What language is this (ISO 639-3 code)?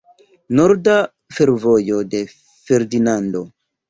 epo